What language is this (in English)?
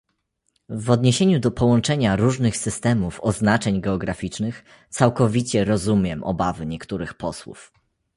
Polish